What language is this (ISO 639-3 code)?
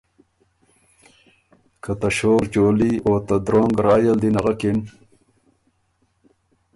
oru